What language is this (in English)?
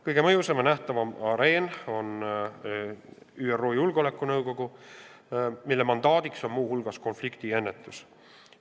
Estonian